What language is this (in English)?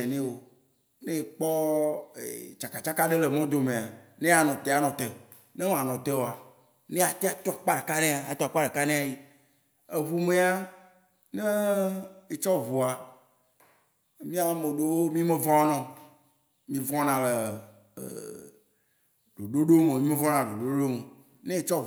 Waci Gbe